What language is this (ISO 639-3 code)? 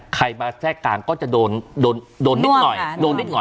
tha